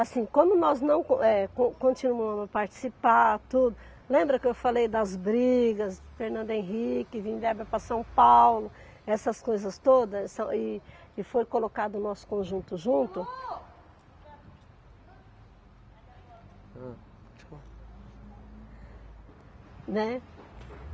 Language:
Portuguese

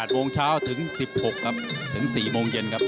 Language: Thai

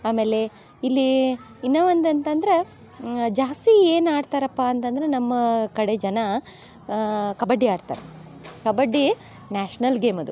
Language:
Kannada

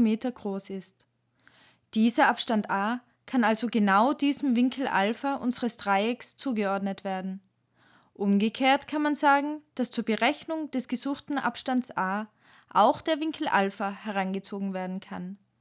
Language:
German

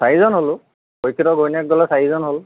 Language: Assamese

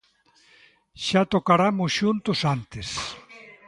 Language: Galician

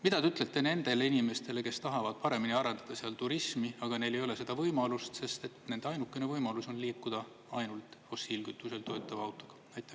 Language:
Estonian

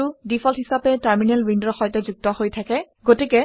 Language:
Assamese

